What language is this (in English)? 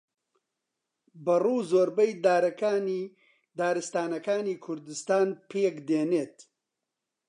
Central Kurdish